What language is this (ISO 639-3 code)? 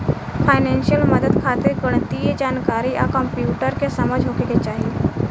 bho